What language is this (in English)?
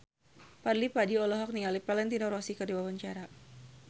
Sundanese